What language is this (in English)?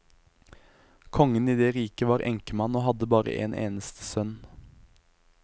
Norwegian